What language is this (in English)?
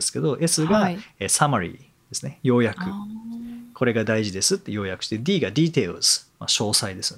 Japanese